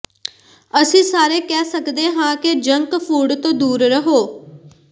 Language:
Punjabi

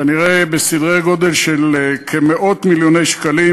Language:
Hebrew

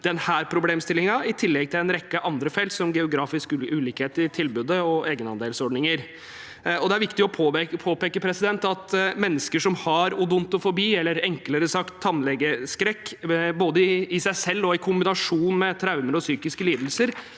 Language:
Norwegian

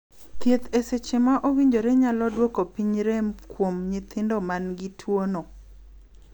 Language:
Luo (Kenya and Tanzania)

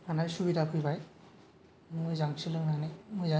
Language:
Bodo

